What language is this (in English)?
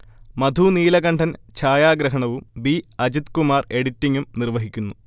Malayalam